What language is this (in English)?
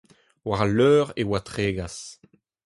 Breton